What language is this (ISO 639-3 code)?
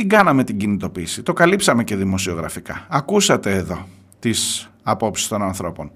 ell